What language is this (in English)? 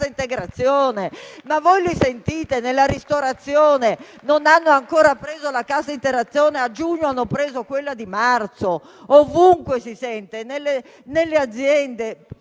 Italian